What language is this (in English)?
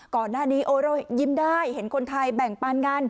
Thai